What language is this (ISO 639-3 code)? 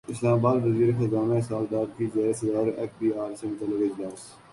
urd